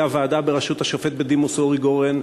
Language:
Hebrew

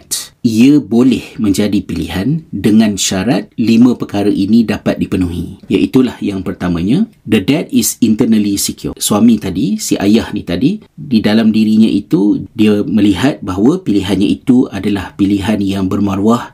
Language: Malay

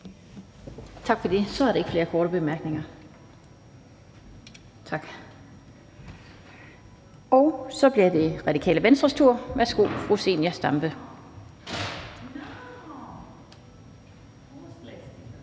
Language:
Danish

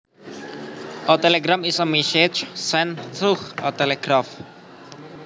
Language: Javanese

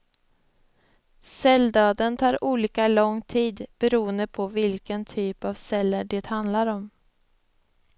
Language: Swedish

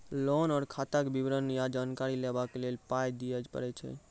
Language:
Maithili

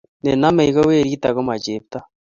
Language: Kalenjin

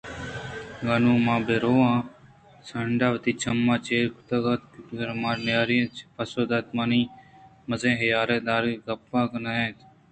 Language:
Eastern Balochi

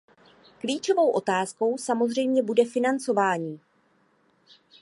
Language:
Czech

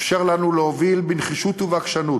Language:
Hebrew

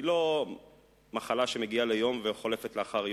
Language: Hebrew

